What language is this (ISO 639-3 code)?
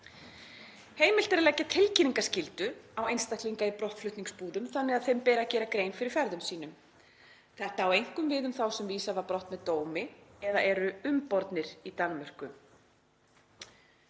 isl